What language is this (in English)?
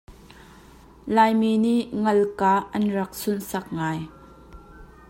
Hakha Chin